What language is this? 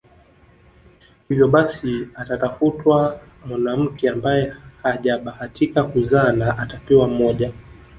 Swahili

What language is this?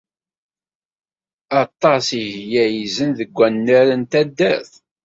Kabyle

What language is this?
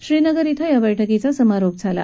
Marathi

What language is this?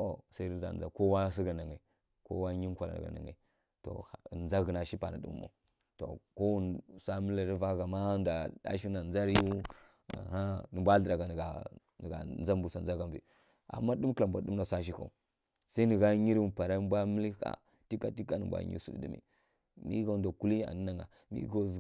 Kirya-Konzəl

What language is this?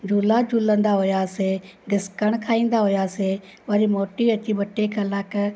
Sindhi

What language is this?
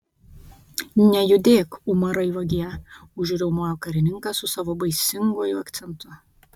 Lithuanian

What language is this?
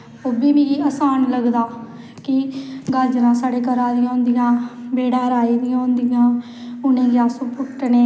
Dogri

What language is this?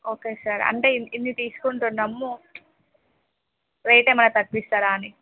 Telugu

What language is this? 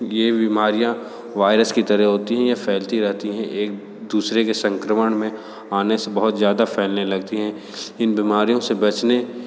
Hindi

